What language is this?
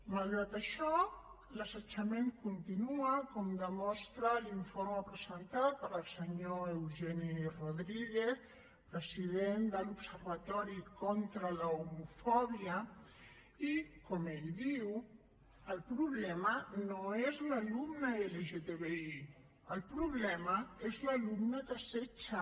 Catalan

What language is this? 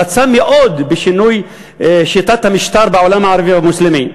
Hebrew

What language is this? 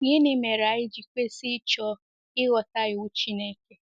Igbo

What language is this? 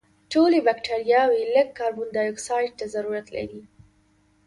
Pashto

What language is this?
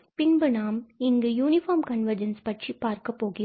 Tamil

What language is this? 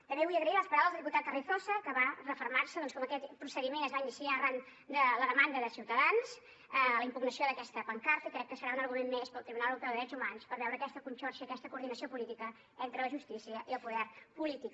Catalan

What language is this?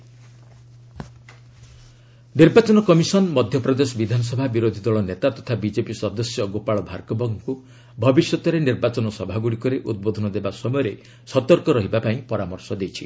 Odia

